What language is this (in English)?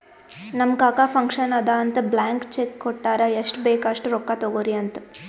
Kannada